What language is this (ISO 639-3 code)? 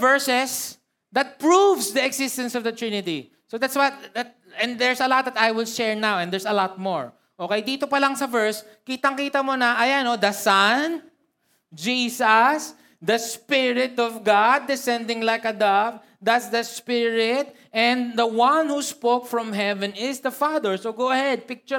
fil